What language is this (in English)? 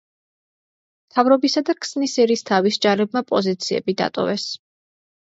Georgian